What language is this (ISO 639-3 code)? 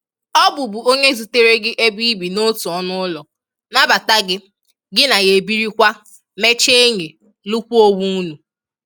ibo